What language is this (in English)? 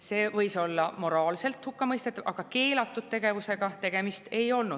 Estonian